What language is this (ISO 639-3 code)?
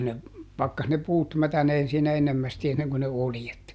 fin